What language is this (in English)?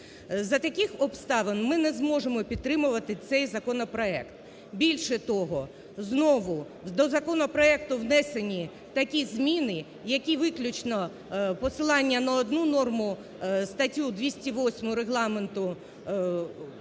Ukrainian